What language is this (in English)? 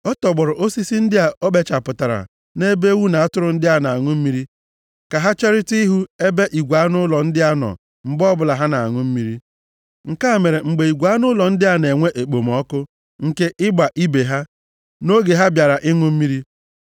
Igbo